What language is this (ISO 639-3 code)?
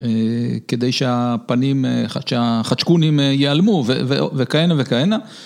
heb